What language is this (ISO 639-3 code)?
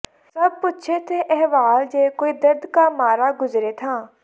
pan